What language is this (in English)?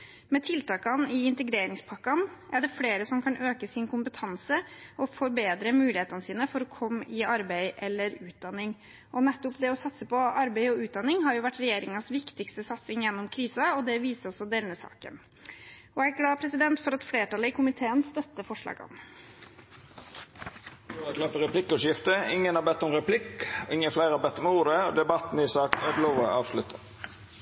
Norwegian